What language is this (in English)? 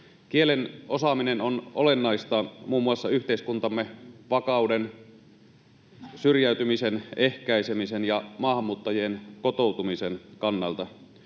Finnish